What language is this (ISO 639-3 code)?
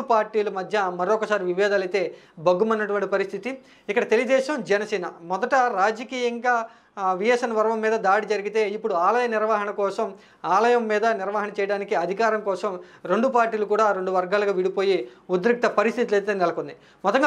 tel